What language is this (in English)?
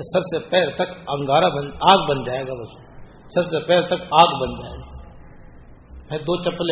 Urdu